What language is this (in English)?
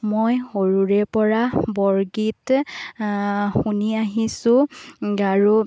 Assamese